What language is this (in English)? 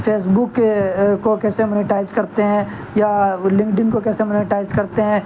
Urdu